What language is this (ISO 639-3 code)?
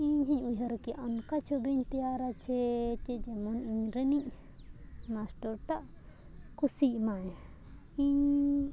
sat